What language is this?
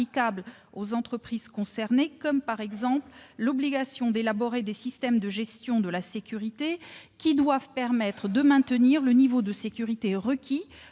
French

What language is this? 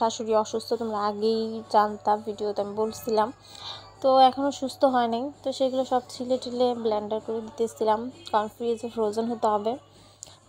Arabic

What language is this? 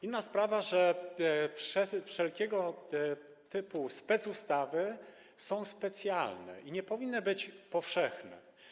Polish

